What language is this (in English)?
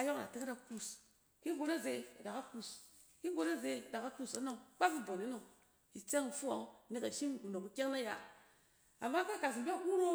Cen